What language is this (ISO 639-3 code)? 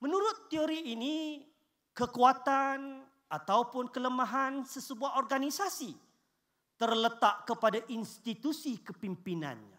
msa